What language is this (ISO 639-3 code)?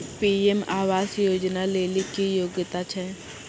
mai